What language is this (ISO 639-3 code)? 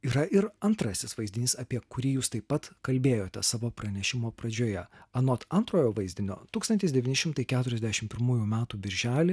lit